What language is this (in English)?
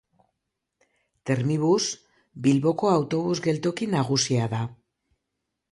Basque